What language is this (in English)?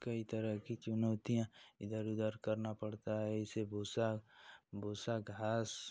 Hindi